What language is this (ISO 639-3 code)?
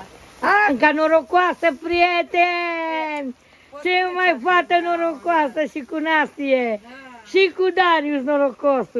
ron